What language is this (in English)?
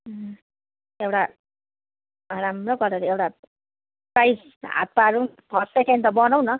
Nepali